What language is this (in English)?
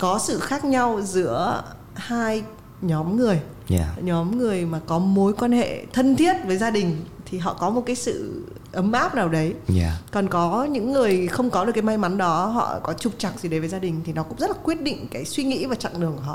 Vietnamese